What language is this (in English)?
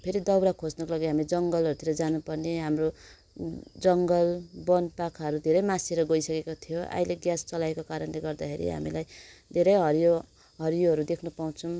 Nepali